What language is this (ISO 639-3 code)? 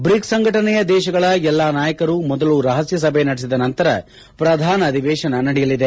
kan